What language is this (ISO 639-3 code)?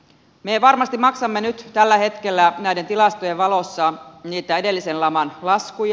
fin